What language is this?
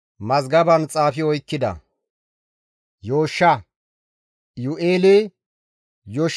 Gamo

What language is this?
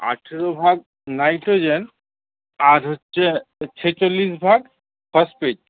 Bangla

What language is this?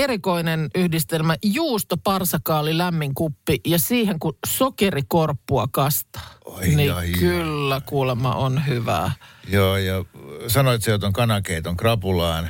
Finnish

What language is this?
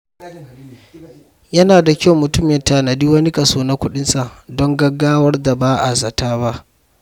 Hausa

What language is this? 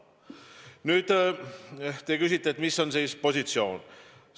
Estonian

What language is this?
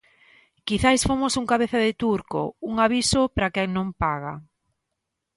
Galician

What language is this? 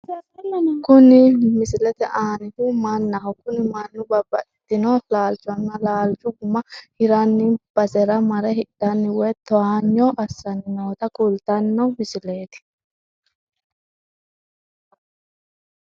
Sidamo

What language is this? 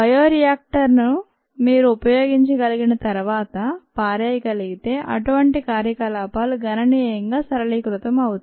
Telugu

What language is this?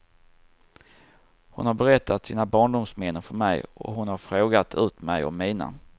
Swedish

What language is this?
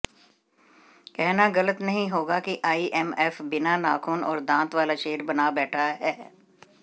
Hindi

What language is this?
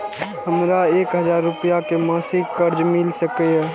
Maithili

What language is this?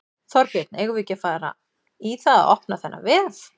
Icelandic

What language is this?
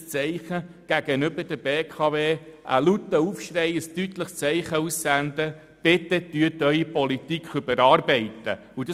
Swiss German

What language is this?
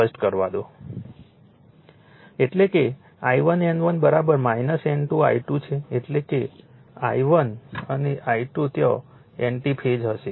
Gujarati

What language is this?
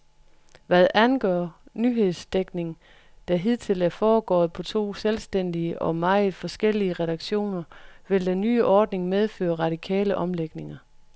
Danish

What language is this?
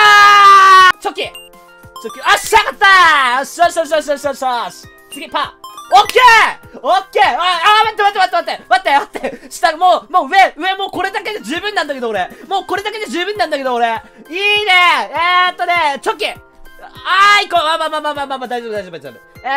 Japanese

